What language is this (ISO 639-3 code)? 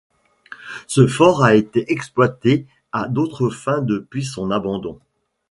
fra